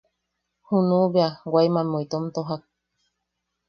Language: Yaqui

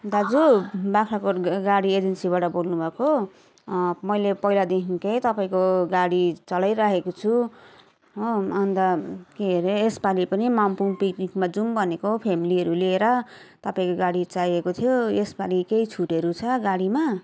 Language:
Nepali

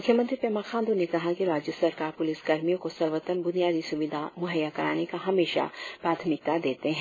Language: Hindi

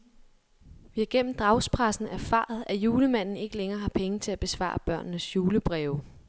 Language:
Danish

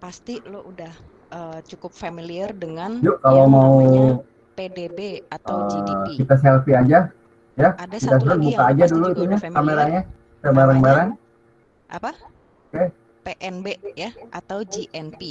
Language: Indonesian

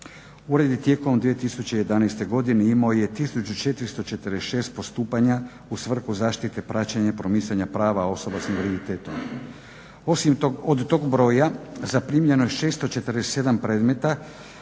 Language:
Croatian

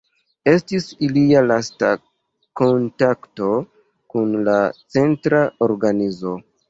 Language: Esperanto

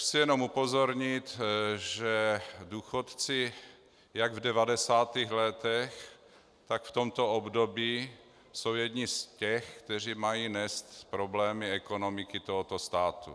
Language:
Czech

